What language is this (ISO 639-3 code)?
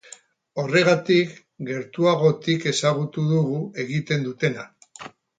eus